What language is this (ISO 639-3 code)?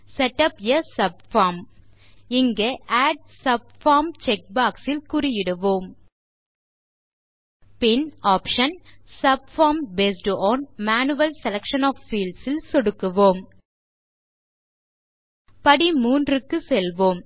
tam